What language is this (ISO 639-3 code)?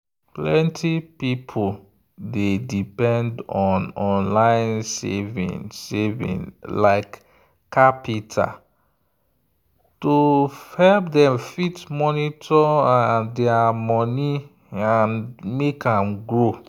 pcm